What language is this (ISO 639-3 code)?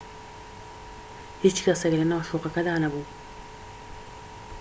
ckb